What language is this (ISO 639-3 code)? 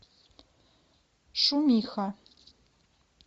rus